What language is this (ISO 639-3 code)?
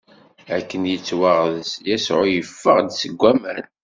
kab